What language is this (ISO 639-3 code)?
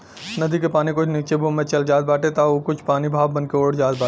bho